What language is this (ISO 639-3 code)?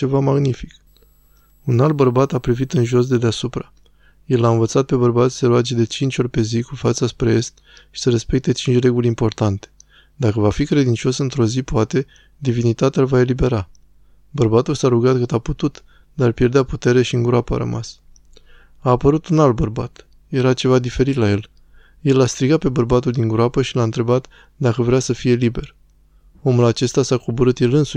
ron